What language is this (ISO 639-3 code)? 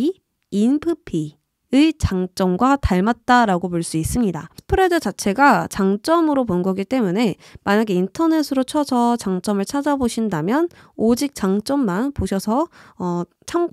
kor